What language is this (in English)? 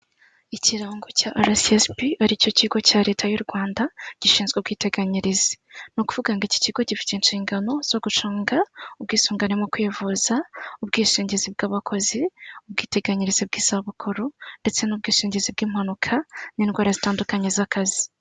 Kinyarwanda